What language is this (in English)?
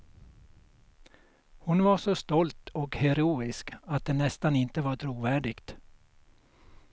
Swedish